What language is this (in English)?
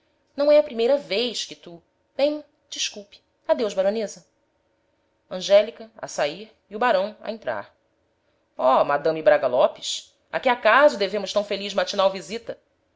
Portuguese